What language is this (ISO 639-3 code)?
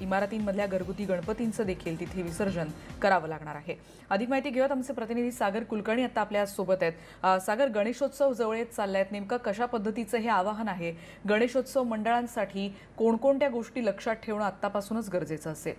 hin